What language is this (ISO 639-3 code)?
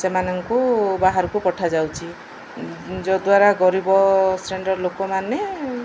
ori